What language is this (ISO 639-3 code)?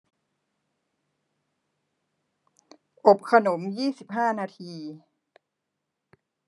tha